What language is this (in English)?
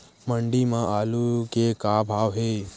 Chhattisgarhi